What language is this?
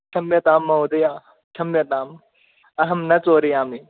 Sanskrit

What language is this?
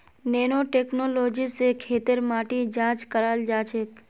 Magahi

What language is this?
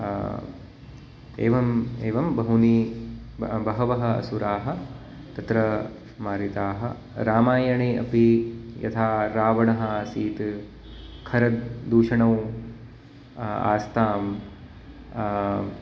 Sanskrit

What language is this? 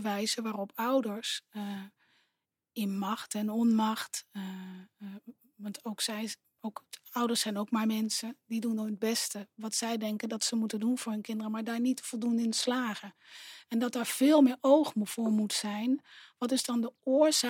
Dutch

